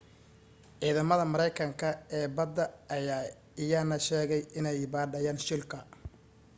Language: Somali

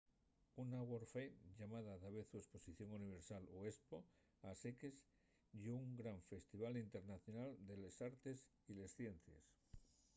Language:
Asturian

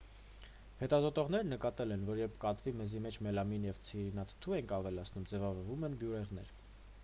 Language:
Armenian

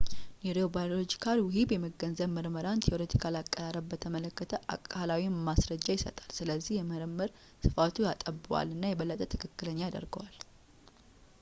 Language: Amharic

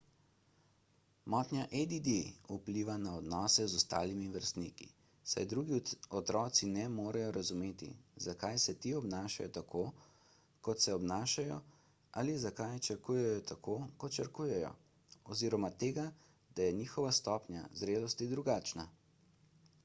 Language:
Slovenian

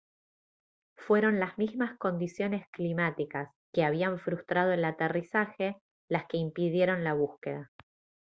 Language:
Spanish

